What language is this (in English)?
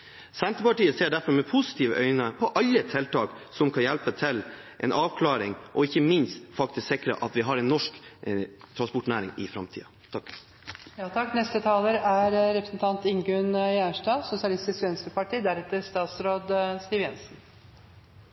Norwegian